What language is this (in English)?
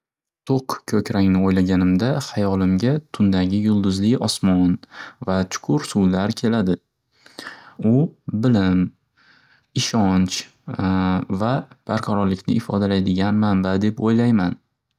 Uzbek